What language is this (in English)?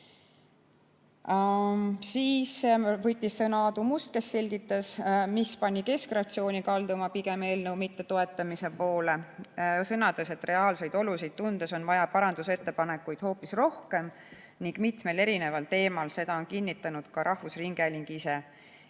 Estonian